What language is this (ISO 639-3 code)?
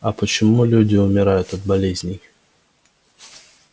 rus